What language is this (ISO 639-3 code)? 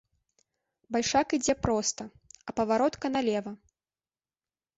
bel